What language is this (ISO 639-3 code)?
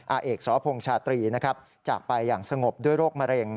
tha